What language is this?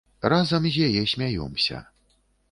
Belarusian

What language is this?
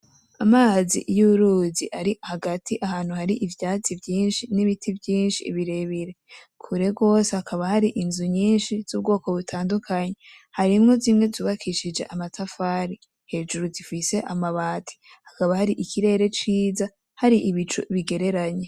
Rundi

